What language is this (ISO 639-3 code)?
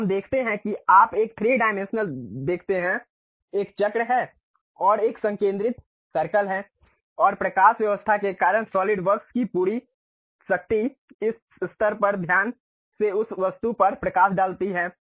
hin